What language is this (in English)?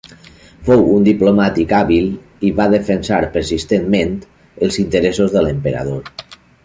Catalan